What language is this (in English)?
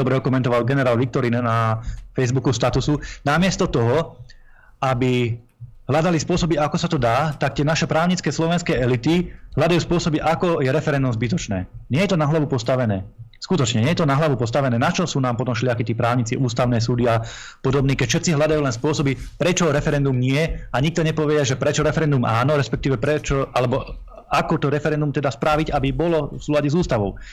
Slovak